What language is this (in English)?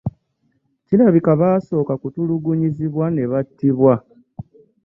Ganda